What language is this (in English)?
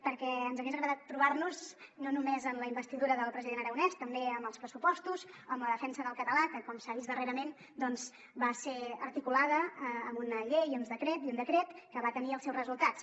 Catalan